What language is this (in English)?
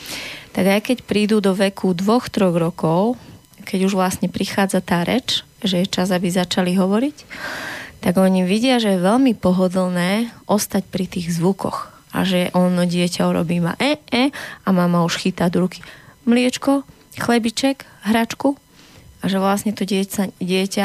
Slovak